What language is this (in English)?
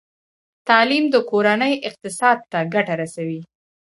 Pashto